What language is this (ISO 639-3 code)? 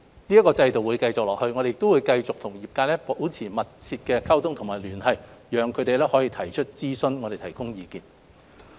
yue